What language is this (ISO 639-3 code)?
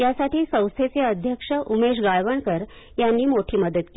mar